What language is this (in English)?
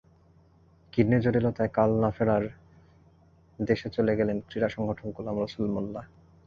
Bangla